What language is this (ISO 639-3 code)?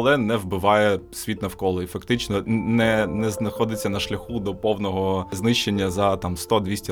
ukr